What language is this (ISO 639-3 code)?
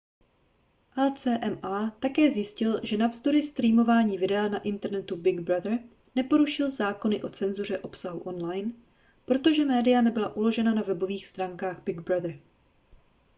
ces